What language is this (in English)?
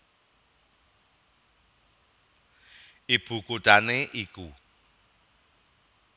Javanese